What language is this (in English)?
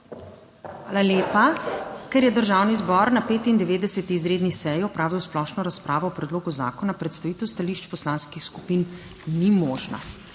Slovenian